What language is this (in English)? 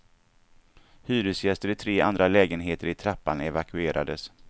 Swedish